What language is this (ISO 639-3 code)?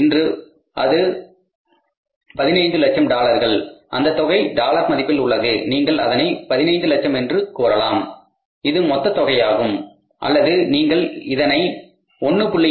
tam